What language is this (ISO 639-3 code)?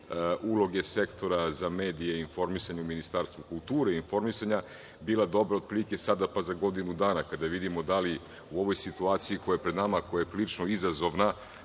srp